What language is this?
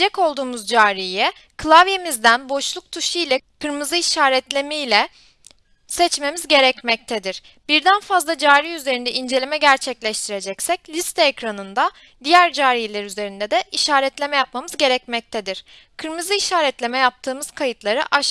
Turkish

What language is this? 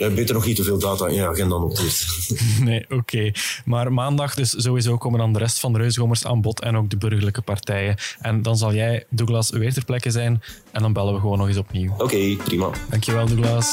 Dutch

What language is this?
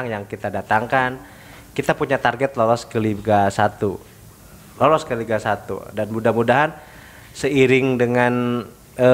Indonesian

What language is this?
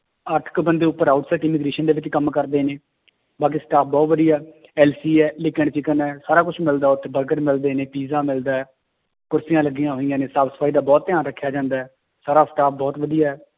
Punjabi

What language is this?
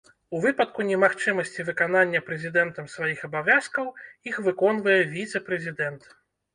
Belarusian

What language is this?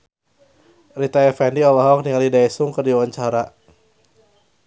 Sundanese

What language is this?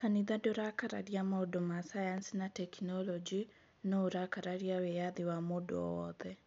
Kikuyu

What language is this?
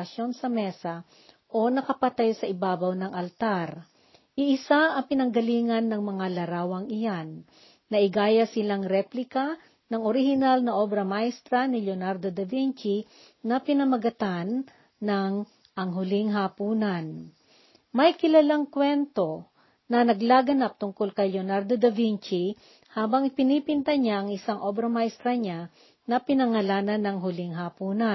Filipino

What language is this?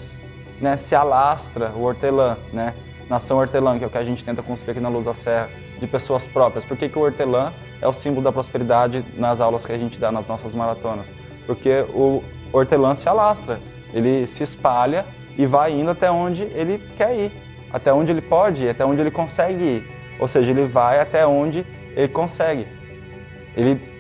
Portuguese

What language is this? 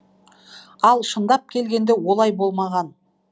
Kazakh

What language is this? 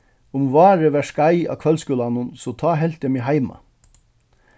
Faroese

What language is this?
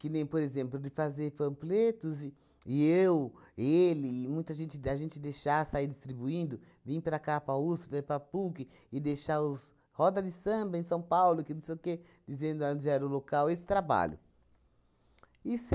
Portuguese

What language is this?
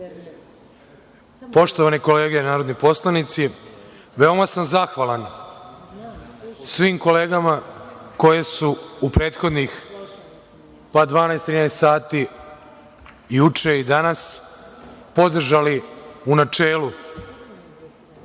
Serbian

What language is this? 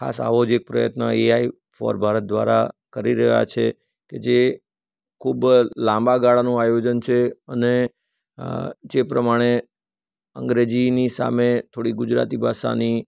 Gujarati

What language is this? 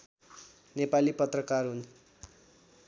Nepali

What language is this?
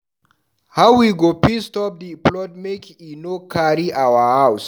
Nigerian Pidgin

